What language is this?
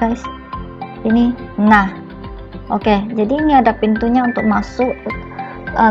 Indonesian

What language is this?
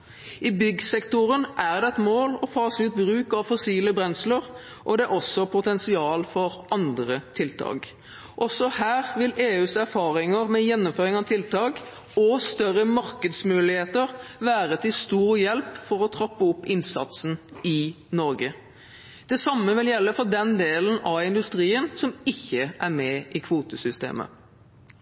Norwegian Bokmål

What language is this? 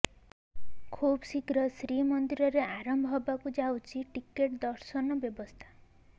Odia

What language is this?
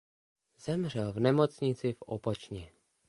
Czech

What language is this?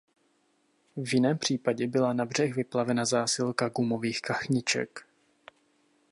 Czech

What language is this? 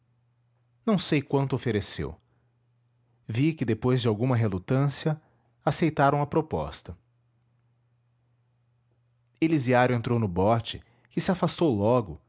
Portuguese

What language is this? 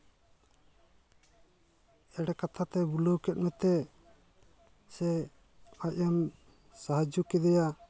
Santali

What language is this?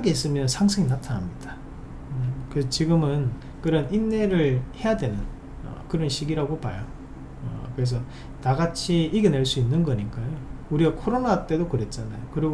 Korean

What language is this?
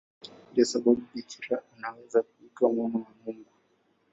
Swahili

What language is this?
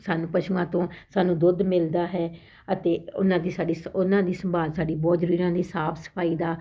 Punjabi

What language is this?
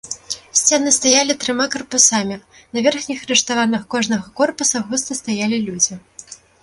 Belarusian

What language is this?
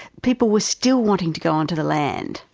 English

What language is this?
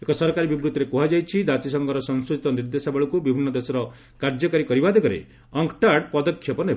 Odia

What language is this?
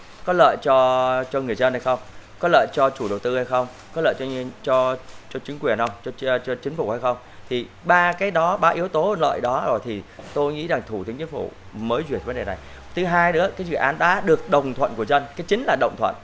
Vietnamese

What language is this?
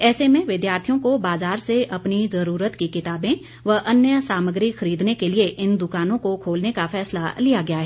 Hindi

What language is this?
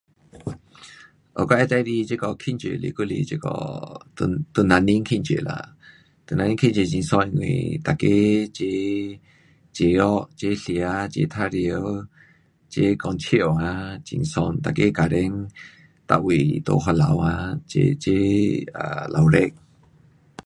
Pu-Xian Chinese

